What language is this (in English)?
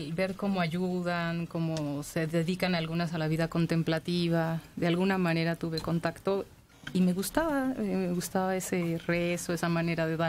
Spanish